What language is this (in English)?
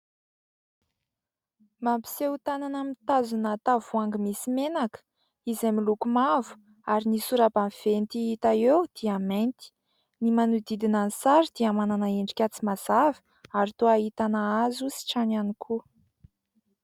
Malagasy